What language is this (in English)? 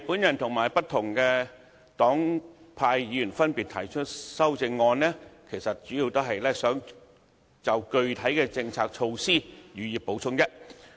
Cantonese